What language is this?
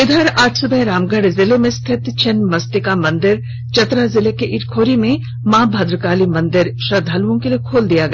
Hindi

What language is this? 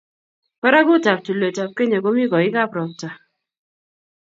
Kalenjin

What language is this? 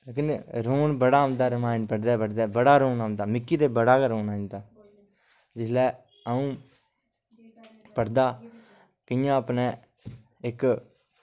Dogri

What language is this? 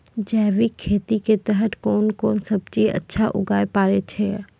Maithili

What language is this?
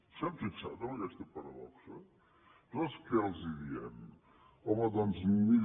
Catalan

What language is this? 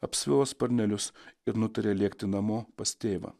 Lithuanian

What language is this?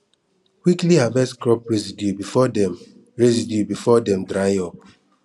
Nigerian Pidgin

